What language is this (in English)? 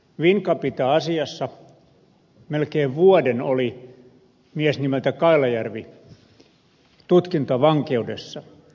Finnish